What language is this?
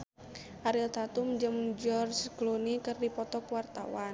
Sundanese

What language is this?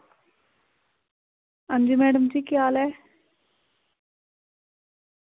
Dogri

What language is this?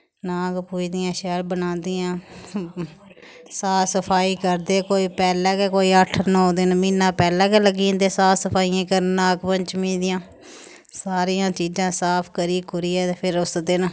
Dogri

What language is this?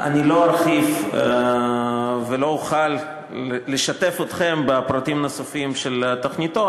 Hebrew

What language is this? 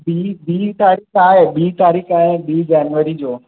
Sindhi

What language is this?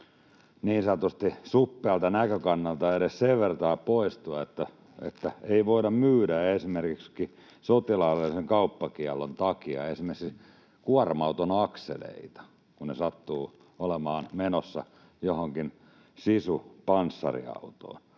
Finnish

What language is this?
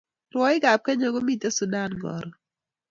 Kalenjin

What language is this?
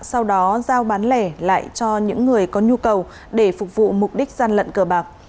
Vietnamese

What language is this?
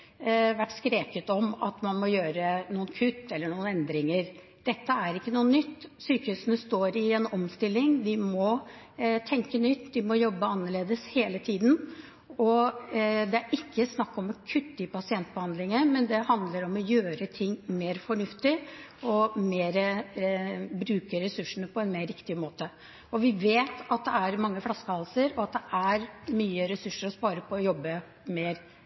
Norwegian Bokmål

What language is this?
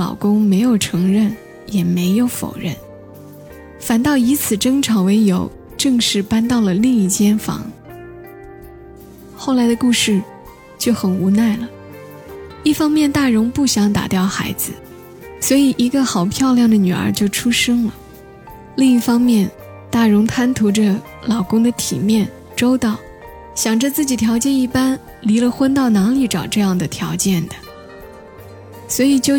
Chinese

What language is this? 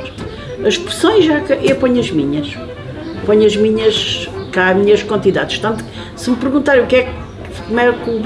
Portuguese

